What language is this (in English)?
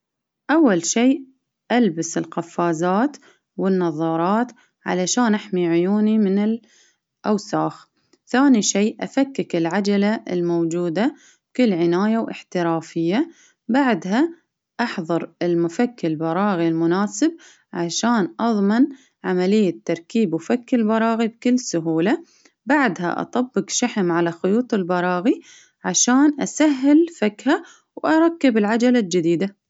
Baharna Arabic